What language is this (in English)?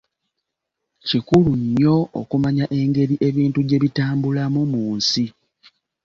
Ganda